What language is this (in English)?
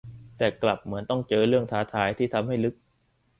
Thai